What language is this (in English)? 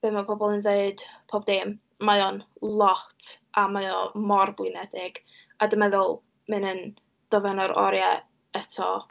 Welsh